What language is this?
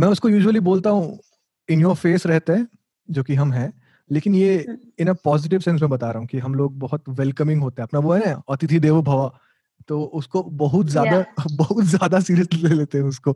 Hindi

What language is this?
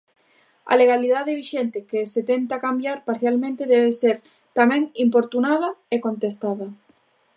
Galician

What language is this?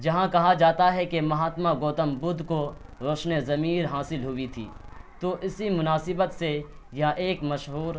Urdu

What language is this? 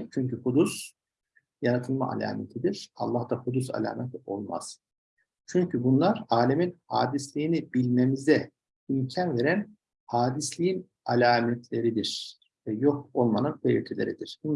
Turkish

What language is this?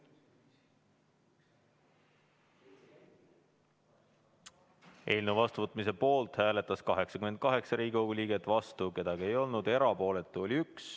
Estonian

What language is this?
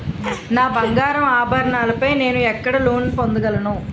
Telugu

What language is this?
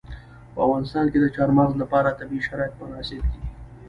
Pashto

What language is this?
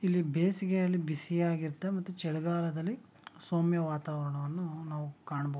Kannada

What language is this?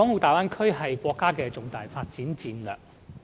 Cantonese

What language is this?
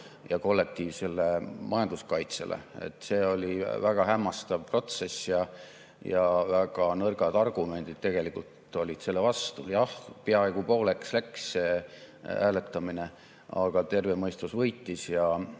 Estonian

